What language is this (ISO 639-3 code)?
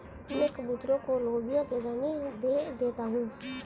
hin